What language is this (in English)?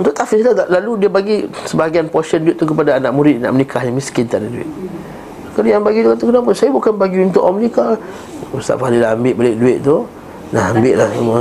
Malay